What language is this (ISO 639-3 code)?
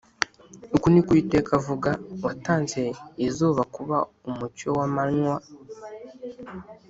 kin